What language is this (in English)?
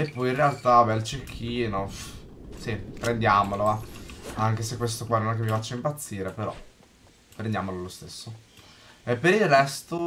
Italian